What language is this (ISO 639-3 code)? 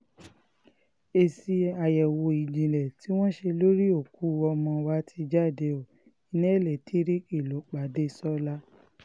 yor